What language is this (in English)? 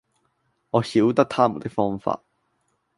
Cantonese